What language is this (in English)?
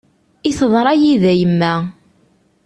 Kabyle